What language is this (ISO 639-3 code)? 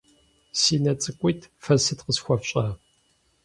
kbd